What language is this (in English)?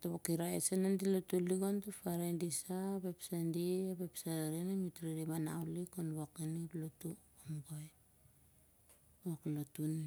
Siar-Lak